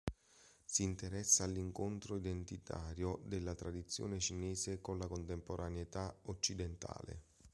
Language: Italian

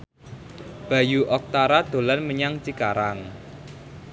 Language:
Javanese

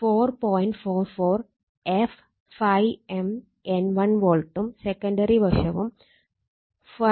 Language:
Malayalam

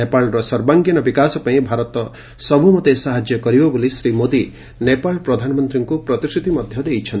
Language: Odia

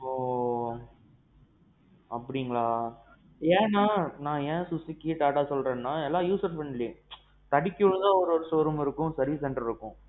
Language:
Tamil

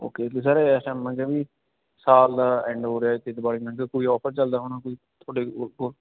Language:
Punjabi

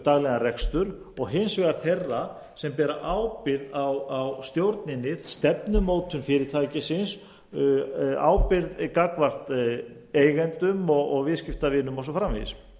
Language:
Icelandic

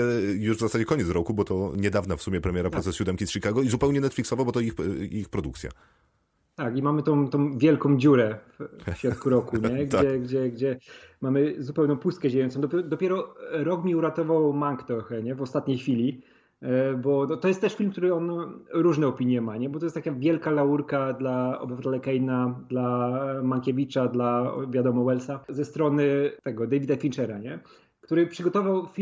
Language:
Polish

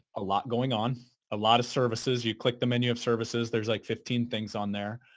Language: English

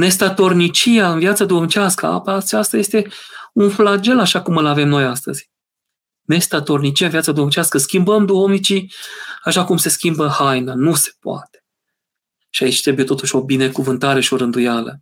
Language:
Romanian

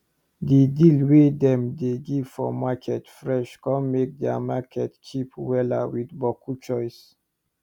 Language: Nigerian Pidgin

